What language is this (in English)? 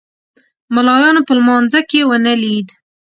Pashto